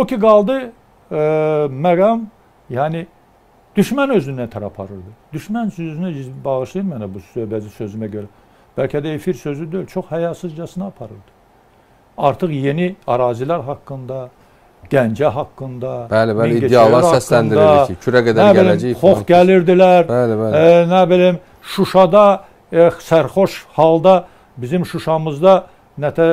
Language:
Turkish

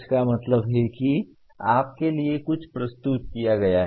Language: Hindi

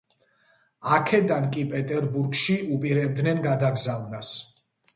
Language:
Georgian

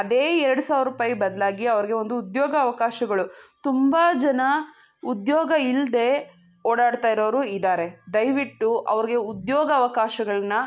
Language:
Kannada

